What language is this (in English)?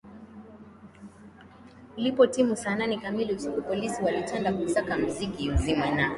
Swahili